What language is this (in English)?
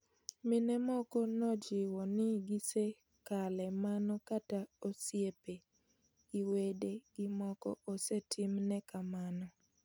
Luo (Kenya and Tanzania)